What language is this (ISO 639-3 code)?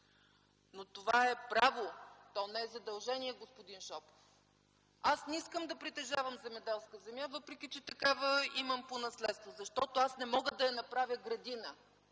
bul